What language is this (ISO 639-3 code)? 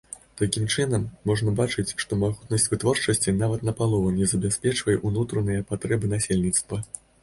bel